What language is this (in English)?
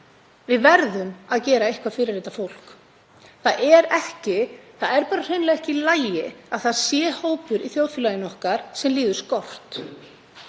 Icelandic